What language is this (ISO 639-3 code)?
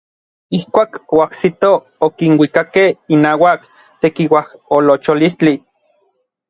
nlv